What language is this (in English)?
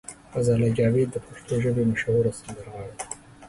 Pashto